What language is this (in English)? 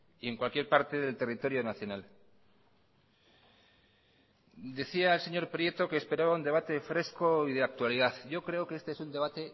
Spanish